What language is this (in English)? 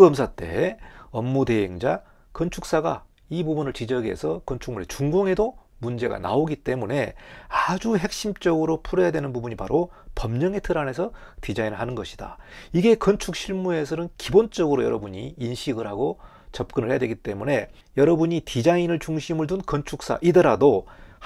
Korean